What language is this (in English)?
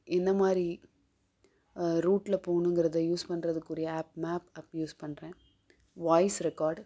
Tamil